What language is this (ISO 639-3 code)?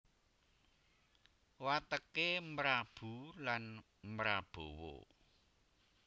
jav